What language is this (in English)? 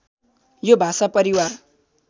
Nepali